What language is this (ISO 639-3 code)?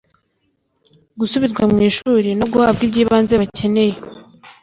kin